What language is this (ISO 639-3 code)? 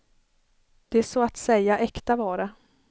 swe